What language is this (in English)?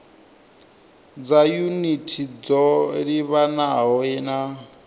Venda